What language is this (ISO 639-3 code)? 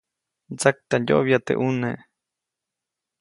zoc